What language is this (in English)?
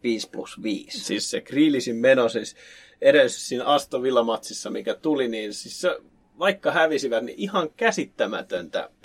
Finnish